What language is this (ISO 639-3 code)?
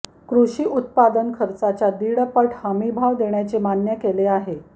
mar